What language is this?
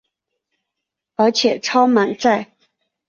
Chinese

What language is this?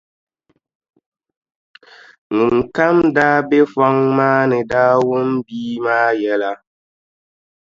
Dagbani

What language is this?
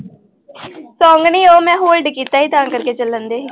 Punjabi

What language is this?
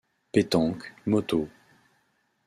French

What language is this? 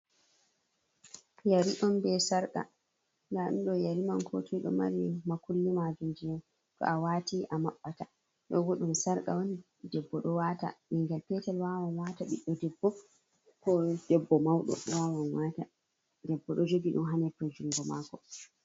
Fula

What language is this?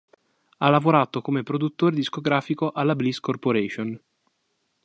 Italian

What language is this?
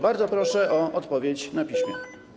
Polish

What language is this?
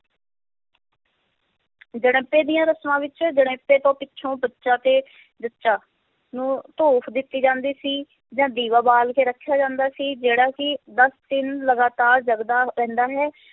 Punjabi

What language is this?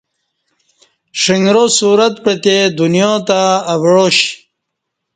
Kati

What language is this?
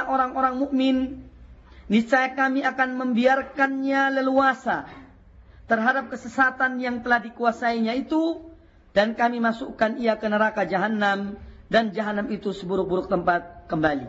Indonesian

